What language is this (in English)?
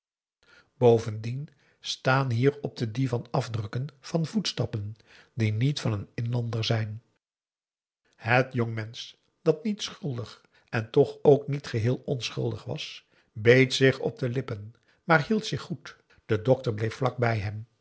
Dutch